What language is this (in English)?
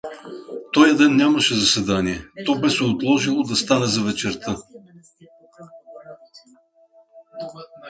Bulgarian